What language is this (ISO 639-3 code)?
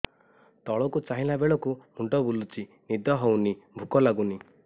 ori